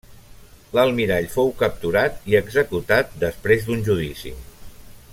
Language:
Catalan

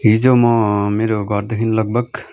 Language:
Nepali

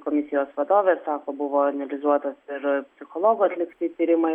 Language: Lithuanian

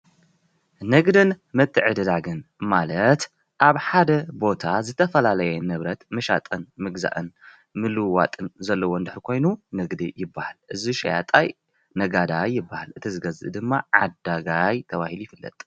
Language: Tigrinya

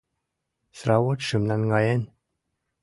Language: Mari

